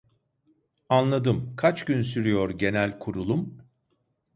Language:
Turkish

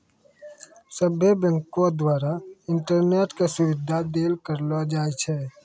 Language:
Maithili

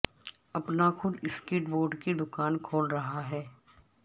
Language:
Urdu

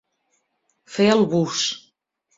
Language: Catalan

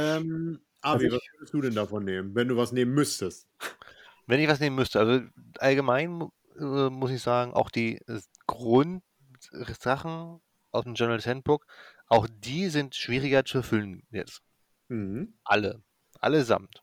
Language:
German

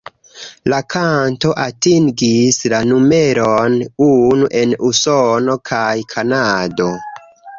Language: Esperanto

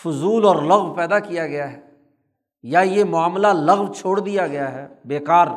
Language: Urdu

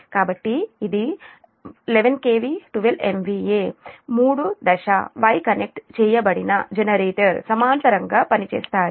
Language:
Telugu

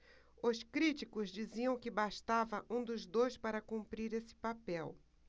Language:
Portuguese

